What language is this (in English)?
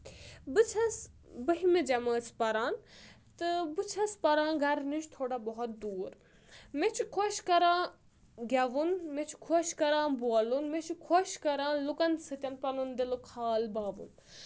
Kashmiri